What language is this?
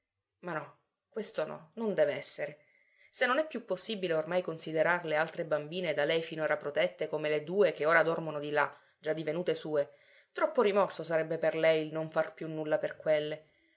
Italian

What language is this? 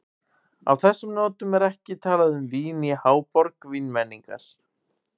Icelandic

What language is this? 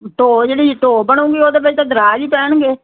Punjabi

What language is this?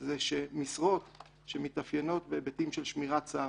Hebrew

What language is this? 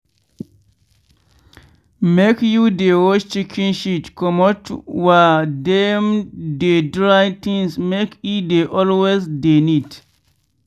Nigerian Pidgin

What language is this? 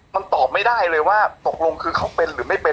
Thai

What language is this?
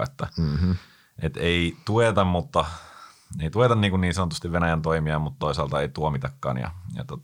Finnish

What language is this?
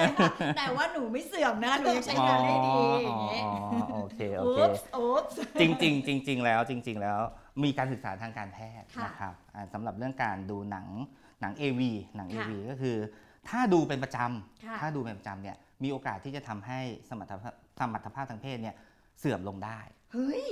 Thai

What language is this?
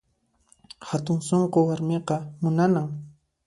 Puno Quechua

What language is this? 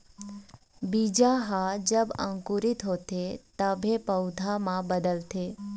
Chhattisgarhi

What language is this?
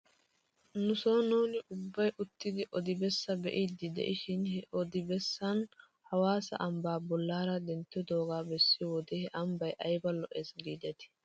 Wolaytta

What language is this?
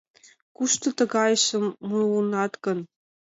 Mari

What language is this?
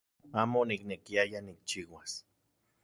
Central Puebla Nahuatl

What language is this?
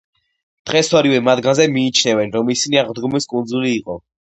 Georgian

